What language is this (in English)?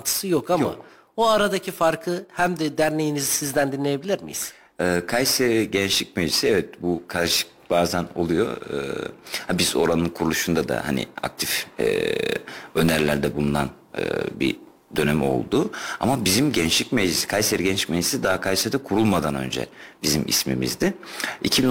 Turkish